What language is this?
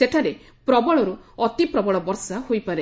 Odia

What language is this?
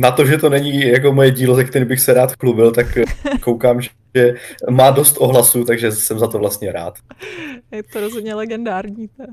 Czech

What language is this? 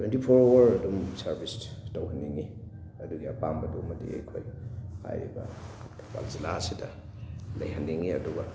Manipuri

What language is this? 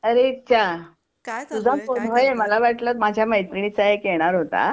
Marathi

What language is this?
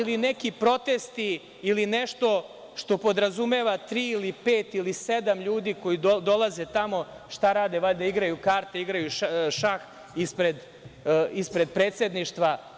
Serbian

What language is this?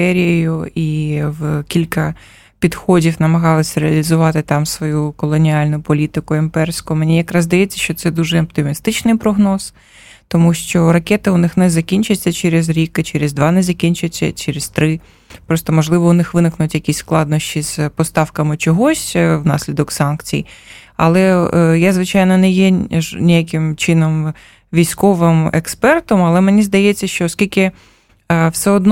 Ukrainian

